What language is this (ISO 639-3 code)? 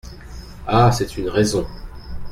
fra